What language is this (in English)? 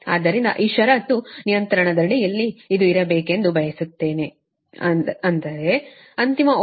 Kannada